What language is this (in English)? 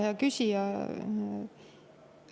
Estonian